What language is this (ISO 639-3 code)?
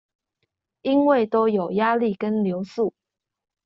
zho